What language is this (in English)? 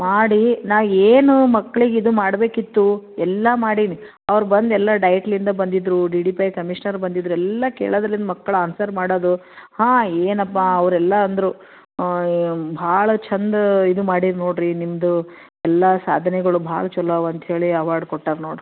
Kannada